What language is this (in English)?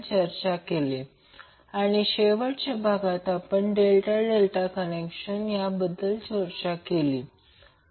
Marathi